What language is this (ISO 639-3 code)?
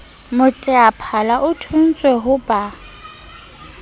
sot